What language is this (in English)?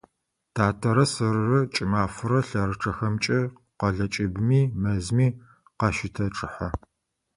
Adyghe